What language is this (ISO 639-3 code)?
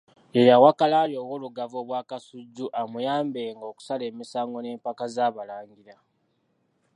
lug